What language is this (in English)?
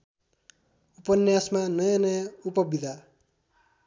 Nepali